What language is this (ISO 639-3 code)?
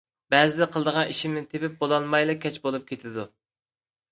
uig